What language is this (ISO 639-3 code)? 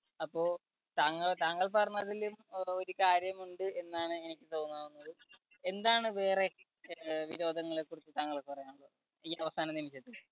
mal